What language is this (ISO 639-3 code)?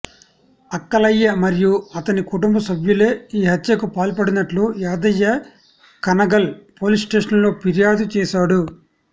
tel